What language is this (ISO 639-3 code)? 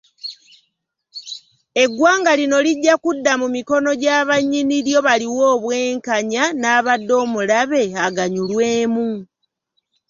lug